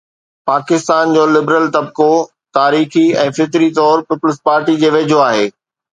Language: Sindhi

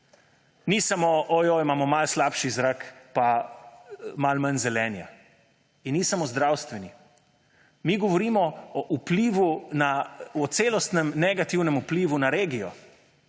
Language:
Slovenian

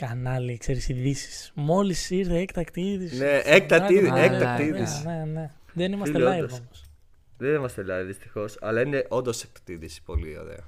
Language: Greek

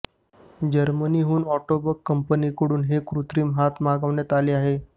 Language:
Marathi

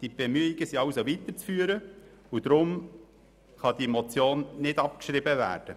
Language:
Swiss German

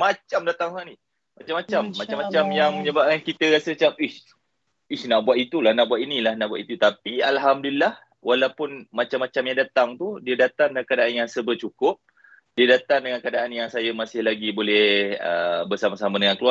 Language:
Malay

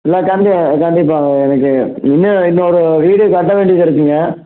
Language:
Tamil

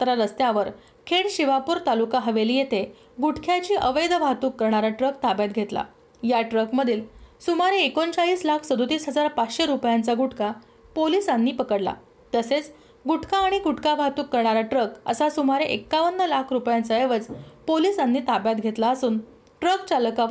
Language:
Marathi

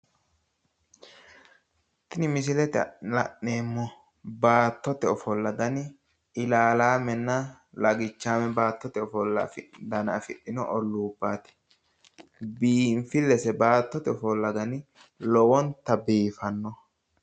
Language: Sidamo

